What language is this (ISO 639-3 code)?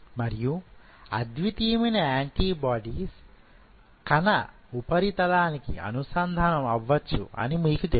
tel